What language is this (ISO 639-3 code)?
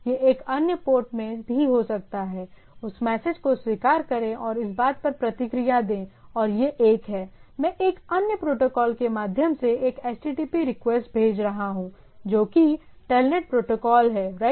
hin